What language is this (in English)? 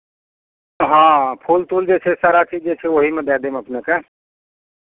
Maithili